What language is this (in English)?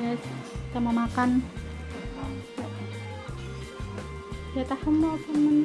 Indonesian